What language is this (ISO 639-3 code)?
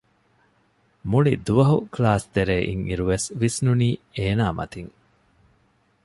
div